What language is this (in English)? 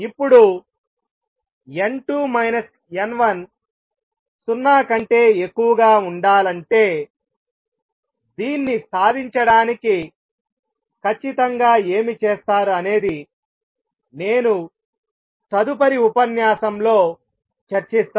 Telugu